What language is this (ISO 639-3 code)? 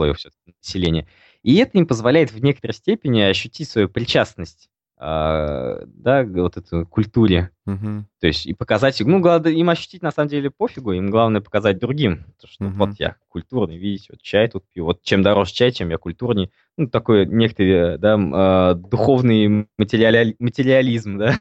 rus